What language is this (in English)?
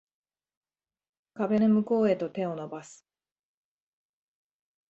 Japanese